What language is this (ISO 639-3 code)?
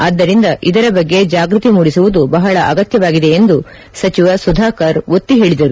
kan